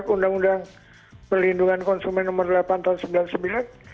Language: Indonesian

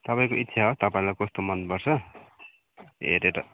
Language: Nepali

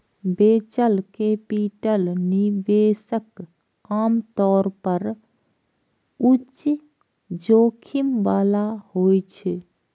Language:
Maithili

